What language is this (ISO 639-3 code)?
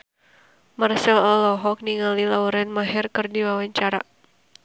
sun